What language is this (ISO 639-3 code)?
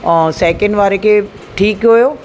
snd